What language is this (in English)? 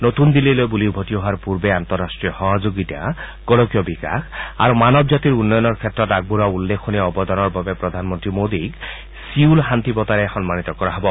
Assamese